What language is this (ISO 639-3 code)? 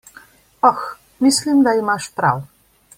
slv